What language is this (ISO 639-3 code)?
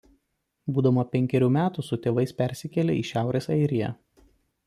lit